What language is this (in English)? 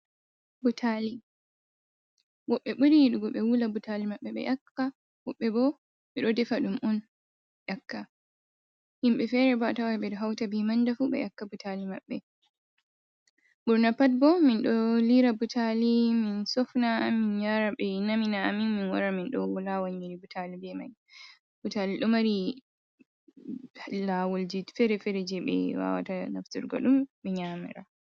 Fula